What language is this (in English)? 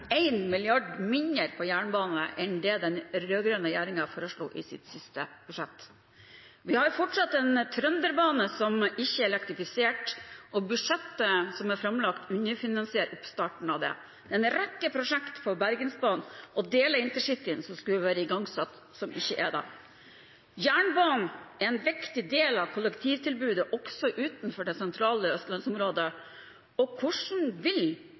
Norwegian Bokmål